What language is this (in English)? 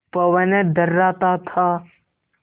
Hindi